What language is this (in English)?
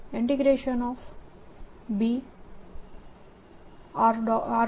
Gujarati